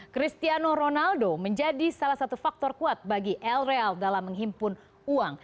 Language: Indonesian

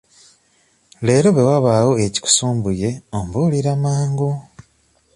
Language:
Ganda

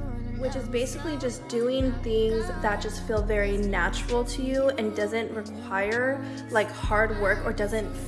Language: English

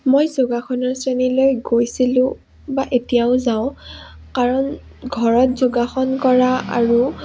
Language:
Assamese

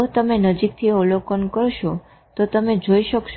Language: Gujarati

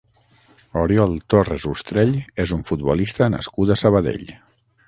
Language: Catalan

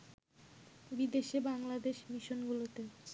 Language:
Bangla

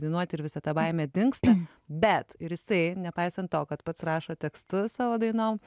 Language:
Lithuanian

